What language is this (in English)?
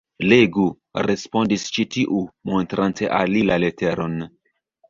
Esperanto